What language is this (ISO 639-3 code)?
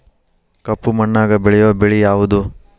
kan